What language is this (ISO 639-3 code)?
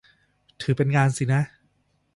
tha